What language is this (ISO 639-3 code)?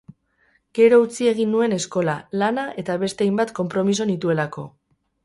eus